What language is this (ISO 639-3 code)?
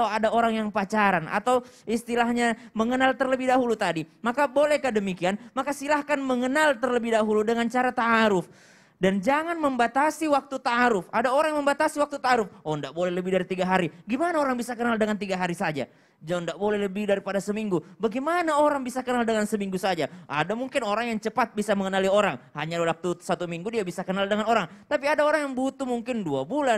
ind